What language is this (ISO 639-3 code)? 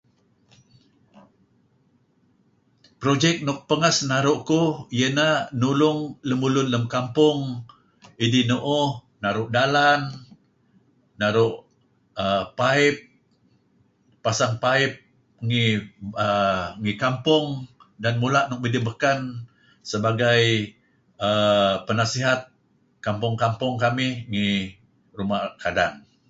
kzi